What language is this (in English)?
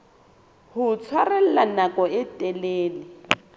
Southern Sotho